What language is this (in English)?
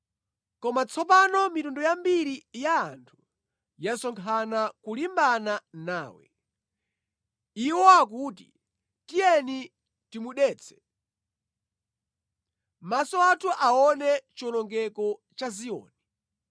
Nyanja